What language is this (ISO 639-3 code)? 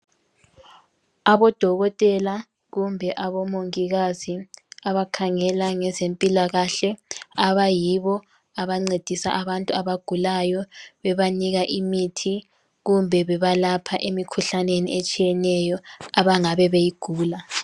nde